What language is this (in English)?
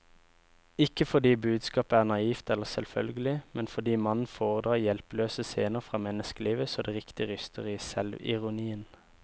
Norwegian